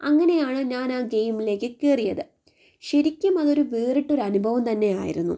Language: Malayalam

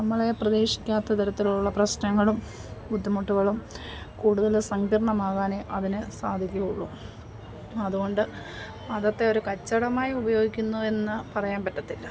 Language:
Malayalam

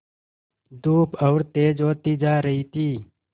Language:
Hindi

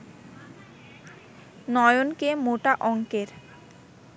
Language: Bangla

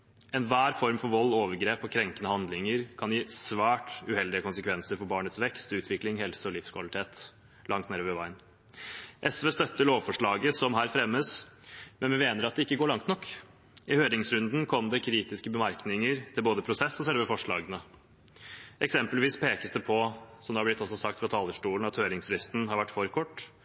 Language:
Norwegian Bokmål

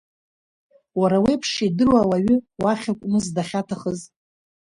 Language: Abkhazian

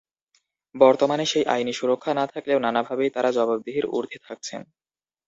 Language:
Bangla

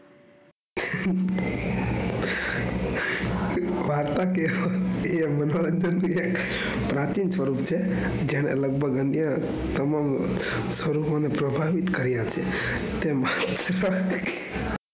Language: Gujarati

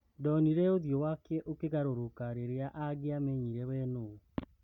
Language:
Kikuyu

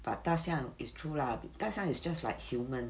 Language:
English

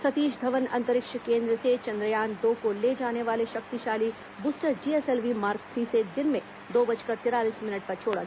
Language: Hindi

